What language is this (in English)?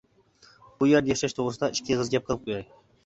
Uyghur